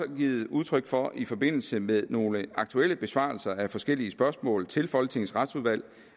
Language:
Danish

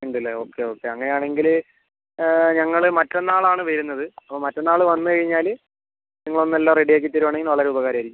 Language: Malayalam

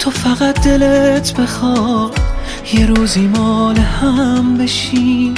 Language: Persian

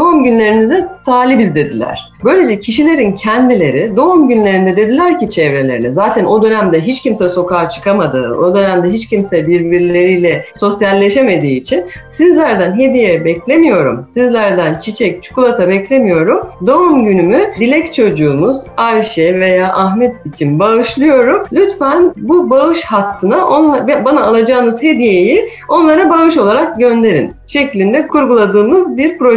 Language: Turkish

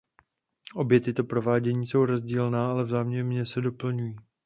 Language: Czech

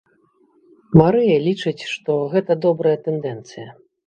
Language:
Belarusian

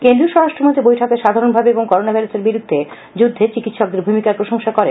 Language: Bangla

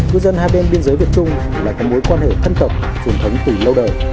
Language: Vietnamese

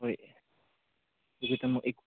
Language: Manipuri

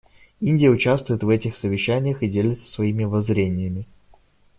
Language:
Russian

